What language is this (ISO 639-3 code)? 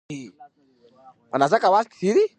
pus